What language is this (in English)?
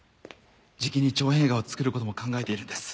Japanese